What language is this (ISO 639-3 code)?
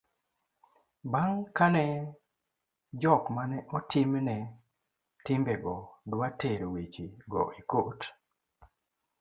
luo